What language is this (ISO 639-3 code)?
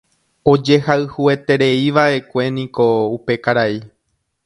grn